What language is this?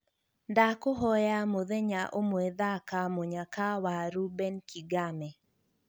Kikuyu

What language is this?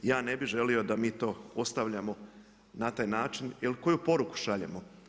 Croatian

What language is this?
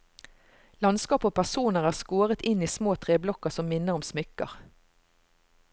Norwegian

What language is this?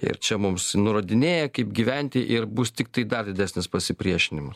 Lithuanian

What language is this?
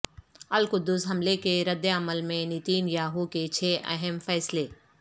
Urdu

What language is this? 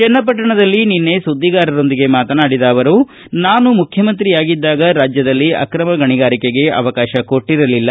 Kannada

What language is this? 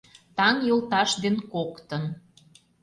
Mari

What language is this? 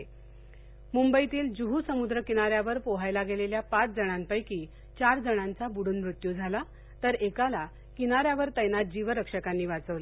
Marathi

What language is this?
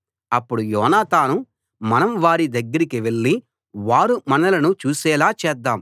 Telugu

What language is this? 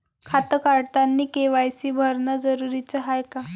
Marathi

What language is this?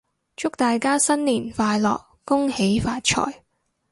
Cantonese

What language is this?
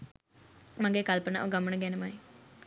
Sinhala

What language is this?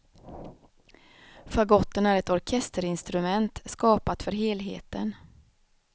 Swedish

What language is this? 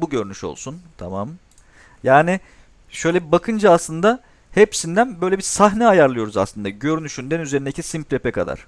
Turkish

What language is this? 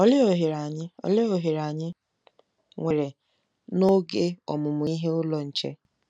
Igbo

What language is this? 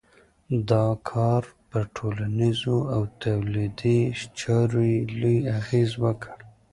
Pashto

